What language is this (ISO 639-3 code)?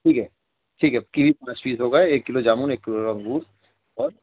urd